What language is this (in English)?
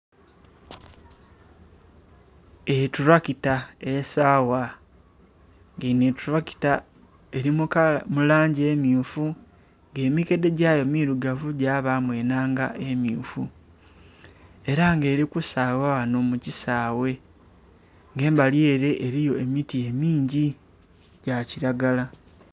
Soga